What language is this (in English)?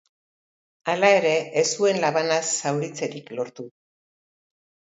Basque